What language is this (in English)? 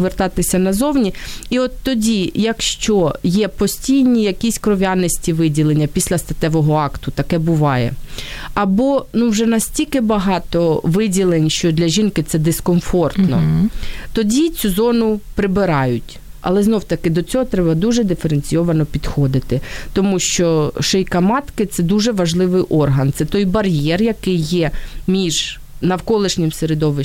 Ukrainian